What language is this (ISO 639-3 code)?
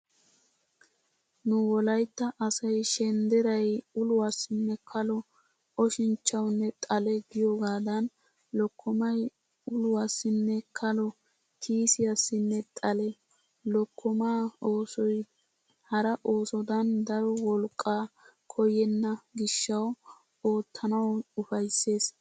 wal